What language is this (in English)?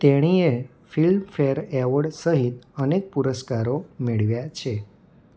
Gujarati